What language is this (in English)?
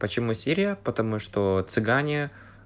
Russian